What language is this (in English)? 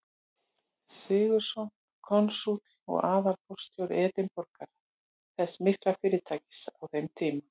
Icelandic